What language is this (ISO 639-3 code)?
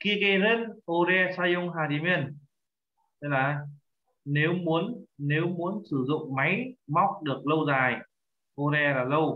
vie